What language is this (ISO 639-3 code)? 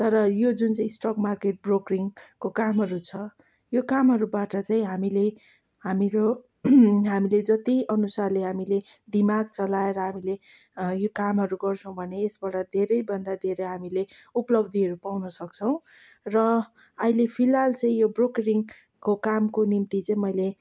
nep